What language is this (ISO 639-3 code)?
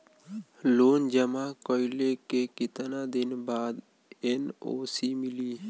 bho